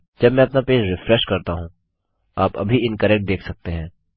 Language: Hindi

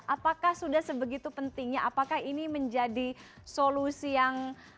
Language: Indonesian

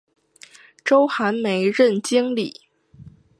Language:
Chinese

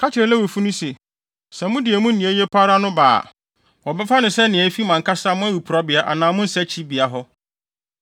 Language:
Akan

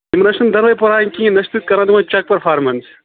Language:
Kashmiri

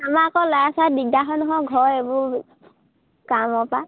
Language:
Assamese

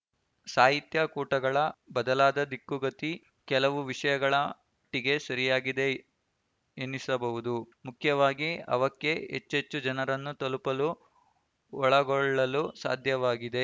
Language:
Kannada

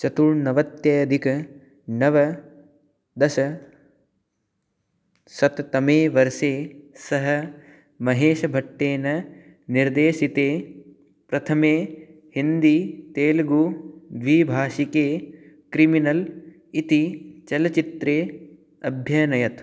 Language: Sanskrit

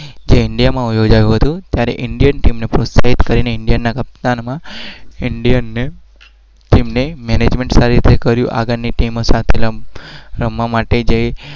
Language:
Gujarati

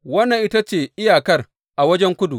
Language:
Hausa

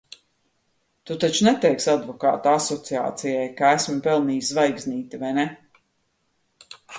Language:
Latvian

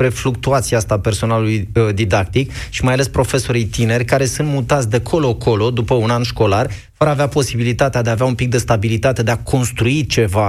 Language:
Romanian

